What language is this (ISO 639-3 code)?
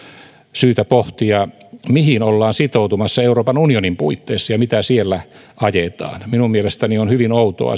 fin